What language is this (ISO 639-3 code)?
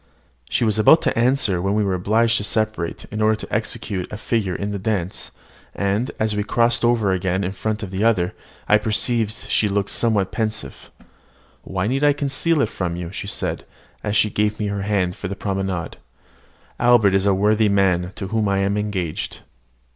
eng